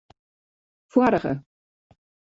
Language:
Western Frisian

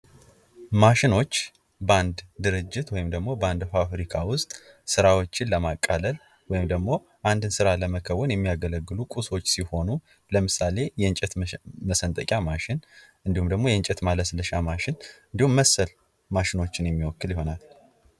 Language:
Amharic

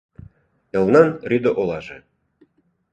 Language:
Mari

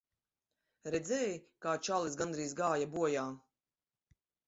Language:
Latvian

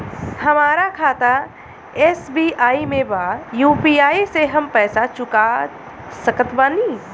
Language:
Bhojpuri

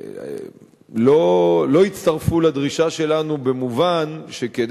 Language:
Hebrew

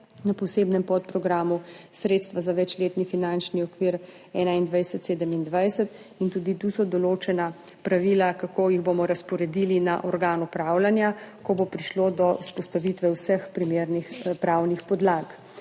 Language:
Slovenian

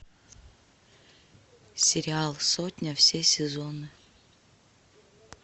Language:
Russian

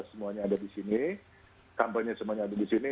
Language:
Indonesian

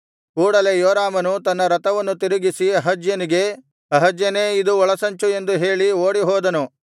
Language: Kannada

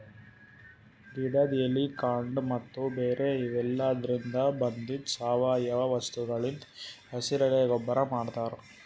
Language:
Kannada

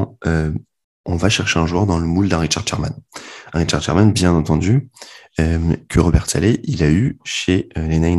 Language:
French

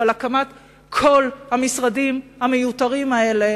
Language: Hebrew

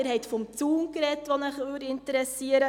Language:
Swiss German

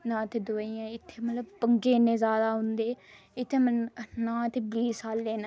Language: Dogri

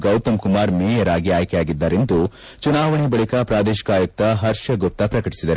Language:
Kannada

